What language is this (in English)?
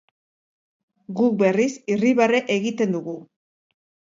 Basque